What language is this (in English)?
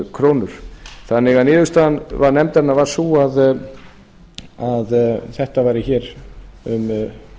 Icelandic